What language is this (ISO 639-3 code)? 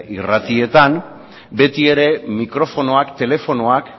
eus